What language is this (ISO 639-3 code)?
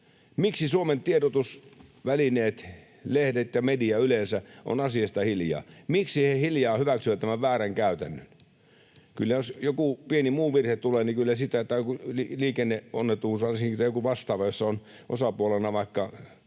fin